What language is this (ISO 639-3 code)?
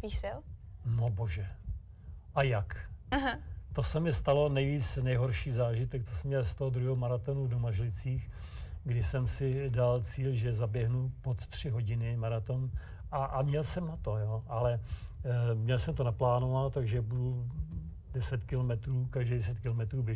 ces